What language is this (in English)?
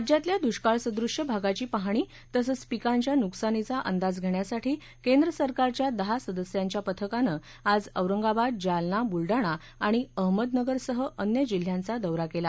Marathi